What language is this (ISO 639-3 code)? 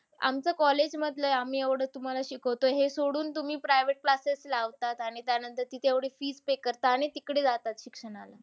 mar